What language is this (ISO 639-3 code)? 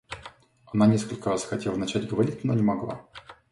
rus